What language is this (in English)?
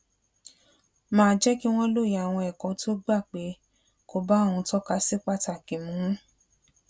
Yoruba